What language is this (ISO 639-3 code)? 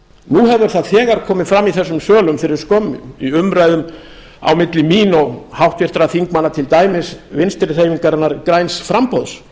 isl